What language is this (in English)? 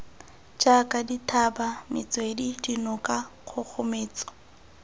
Tswana